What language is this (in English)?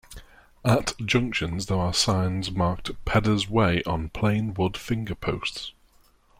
English